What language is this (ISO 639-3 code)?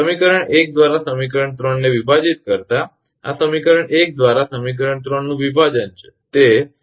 guj